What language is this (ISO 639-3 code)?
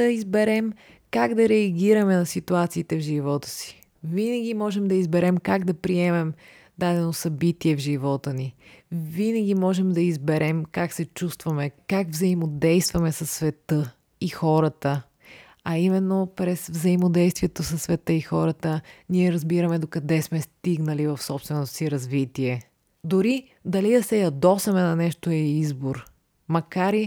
bul